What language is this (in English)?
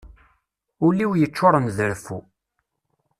Kabyle